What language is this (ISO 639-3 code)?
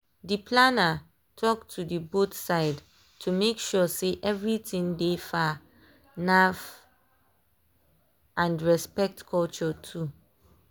pcm